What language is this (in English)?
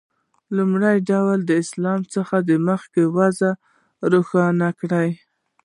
Pashto